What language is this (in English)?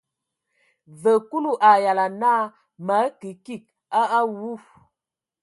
Ewondo